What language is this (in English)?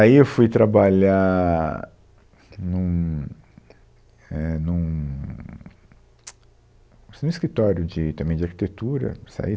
Portuguese